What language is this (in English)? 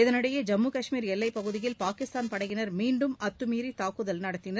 Tamil